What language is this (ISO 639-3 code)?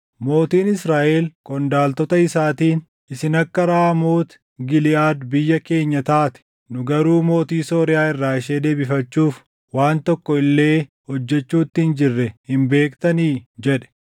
orm